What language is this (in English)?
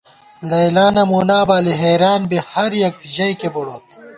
Gawar-Bati